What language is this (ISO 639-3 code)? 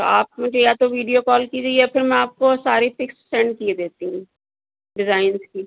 urd